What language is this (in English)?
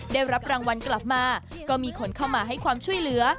Thai